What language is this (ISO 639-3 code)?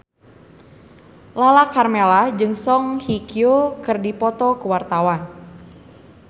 sun